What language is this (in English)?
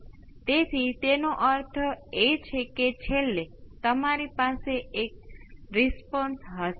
Gujarati